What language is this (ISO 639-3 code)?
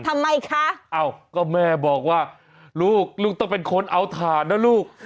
tha